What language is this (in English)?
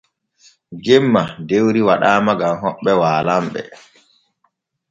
Borgu Fulfulde